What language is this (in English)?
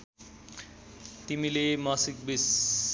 Nepali